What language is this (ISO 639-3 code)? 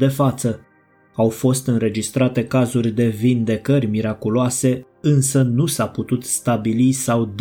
ron